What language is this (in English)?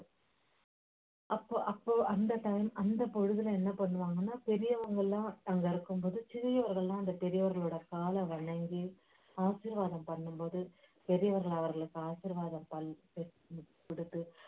Tamil